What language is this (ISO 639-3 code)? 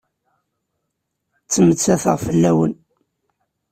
kab